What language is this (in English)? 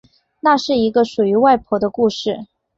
Chinese